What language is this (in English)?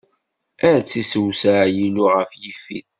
Kabyle